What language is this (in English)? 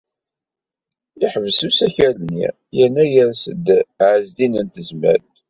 Kabyle